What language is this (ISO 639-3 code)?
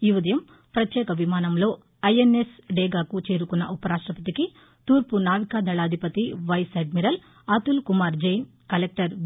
tel